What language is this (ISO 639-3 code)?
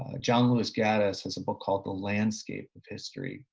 eng